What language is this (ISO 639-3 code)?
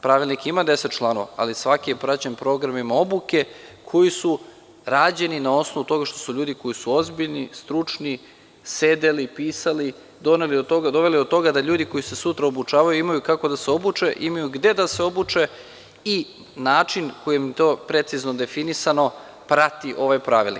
srp